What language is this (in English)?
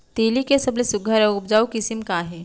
Chhattisgarhi